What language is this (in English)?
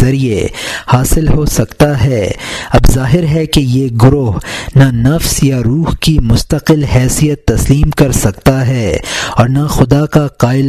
Urdu